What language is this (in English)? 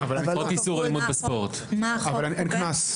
Hebrew